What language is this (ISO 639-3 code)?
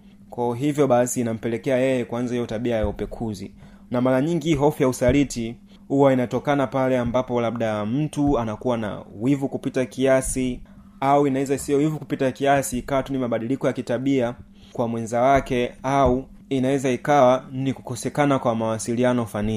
swa